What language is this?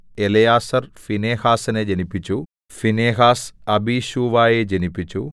Malayalam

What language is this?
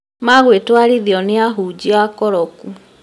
Kikuyu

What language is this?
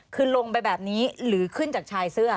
Thai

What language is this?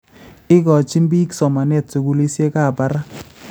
Kalenjin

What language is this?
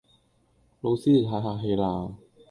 Cantonese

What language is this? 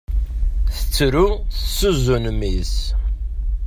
Kabyle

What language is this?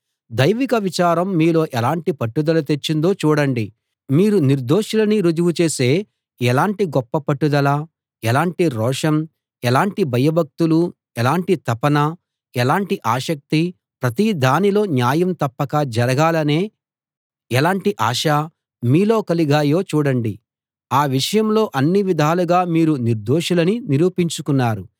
Telugu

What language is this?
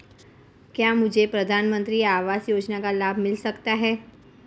Hindi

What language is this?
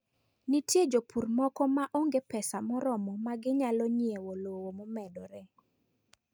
Luo (Kenya and Tanzania)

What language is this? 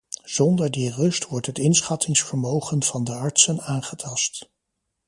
Dutch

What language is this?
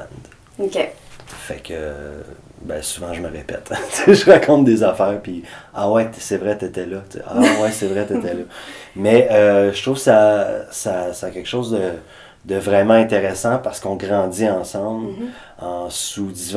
French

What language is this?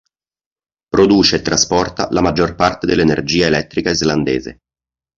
Italian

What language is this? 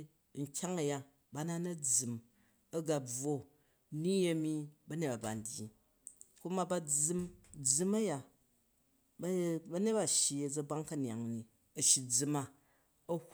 Jju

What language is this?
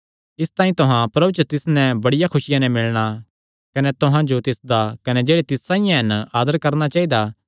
Kangri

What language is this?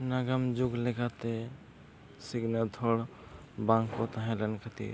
Santali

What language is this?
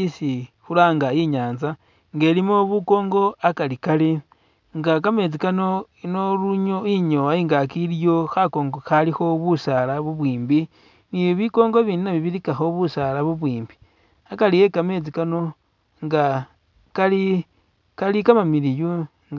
Masaaba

